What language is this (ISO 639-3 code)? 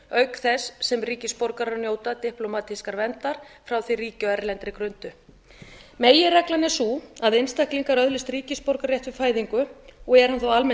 isl